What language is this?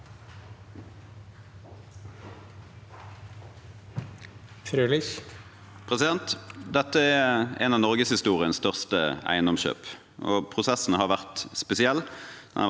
Norwegian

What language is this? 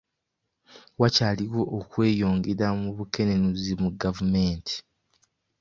Ganda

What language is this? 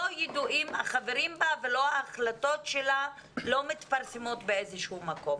Hebrew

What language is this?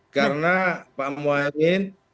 Indonesian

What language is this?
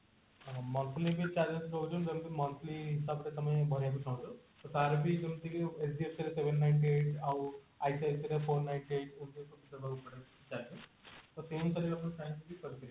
Odia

